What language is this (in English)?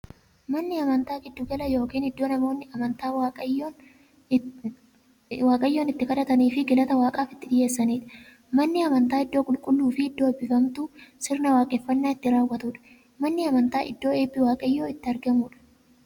Oromo